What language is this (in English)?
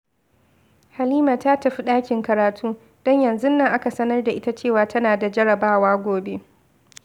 Hausa